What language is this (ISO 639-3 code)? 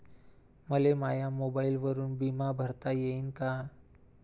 mar